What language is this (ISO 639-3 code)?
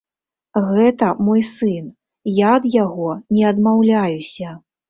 bel